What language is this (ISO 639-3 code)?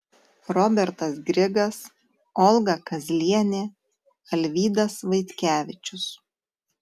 lit